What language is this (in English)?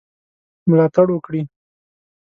Pashto